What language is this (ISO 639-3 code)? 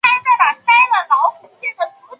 zho